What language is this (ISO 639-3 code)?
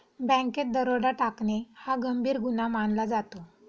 mar